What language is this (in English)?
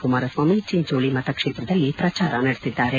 Kannada